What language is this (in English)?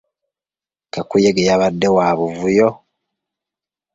Ganda